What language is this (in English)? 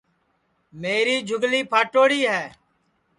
Sansi